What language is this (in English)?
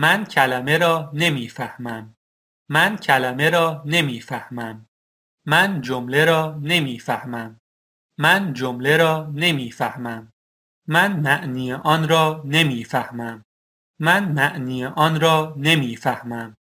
Persian